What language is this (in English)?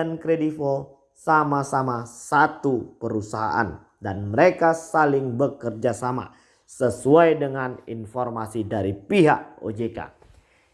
Indonesian